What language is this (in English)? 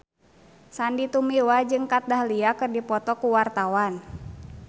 Sundanese